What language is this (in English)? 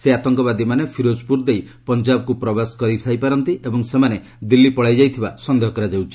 Odia